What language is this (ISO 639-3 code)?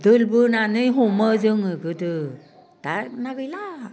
brx